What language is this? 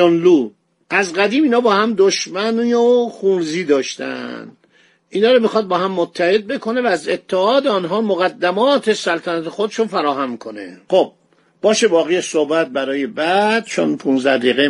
Persian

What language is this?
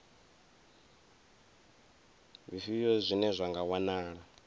Venda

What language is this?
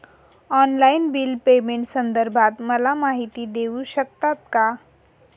Marathi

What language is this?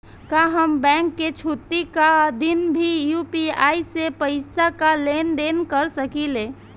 Bhojpuri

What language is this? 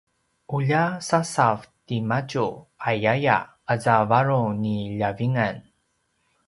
Paiwan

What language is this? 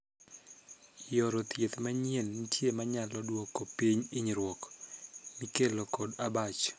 Luo (Kenya and Tanzania)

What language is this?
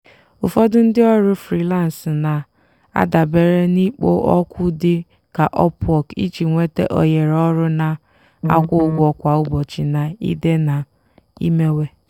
Igbo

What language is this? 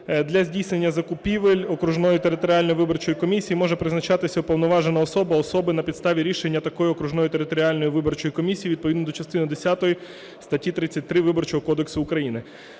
Ukrainian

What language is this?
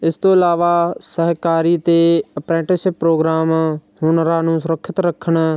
Punjabi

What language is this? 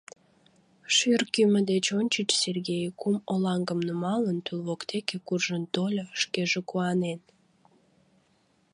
Mari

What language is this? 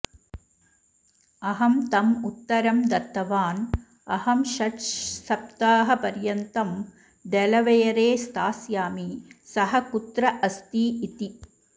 Sanskrit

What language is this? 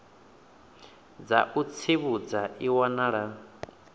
Venda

